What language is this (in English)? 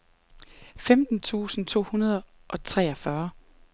Danish